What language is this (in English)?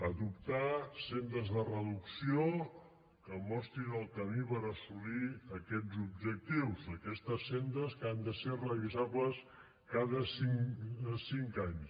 Catalan